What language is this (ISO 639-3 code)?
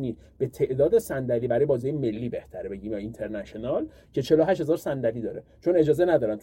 fas